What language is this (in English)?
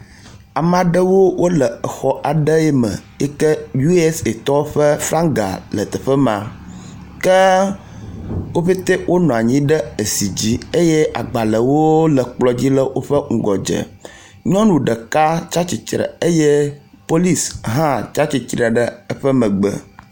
Ewe